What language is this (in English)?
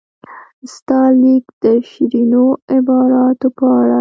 Pashto